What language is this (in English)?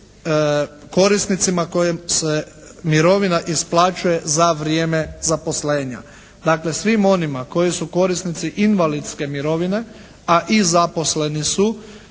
Croatian